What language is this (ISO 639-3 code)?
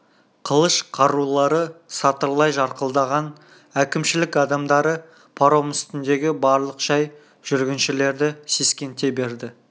kaz